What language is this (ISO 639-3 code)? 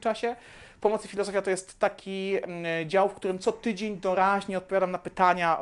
pol